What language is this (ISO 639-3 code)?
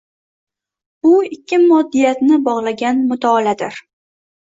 uzb